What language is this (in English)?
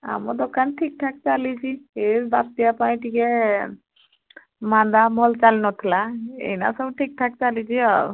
Odia